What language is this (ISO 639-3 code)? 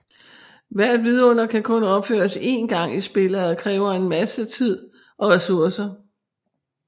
dan